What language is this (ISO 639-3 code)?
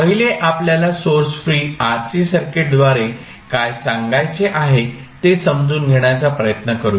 mar